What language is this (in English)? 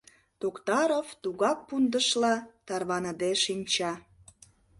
Mari